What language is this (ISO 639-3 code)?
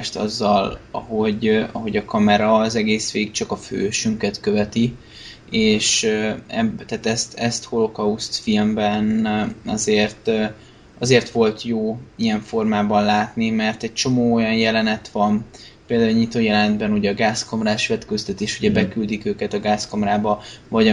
hun